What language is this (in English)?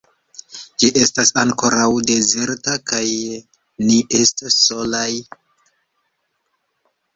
Esperanto